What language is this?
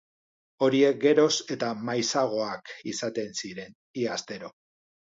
Basque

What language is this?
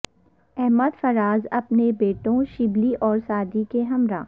Urdu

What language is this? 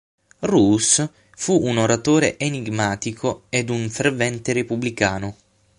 Italian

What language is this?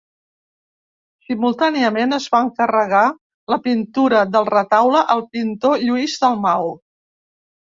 Catalan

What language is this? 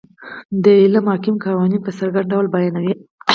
Pashto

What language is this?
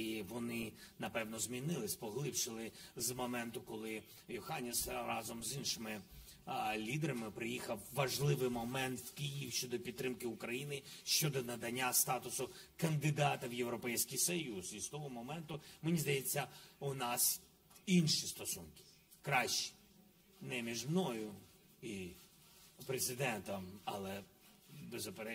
Ukrainian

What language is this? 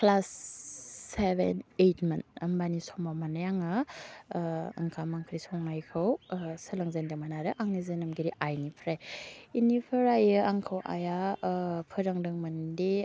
Bodo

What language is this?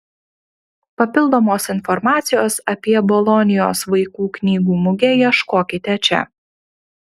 Lithuanian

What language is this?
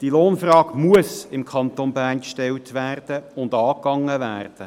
Swiss German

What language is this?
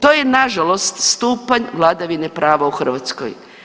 Croatian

